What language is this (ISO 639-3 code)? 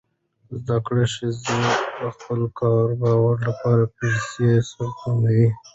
pus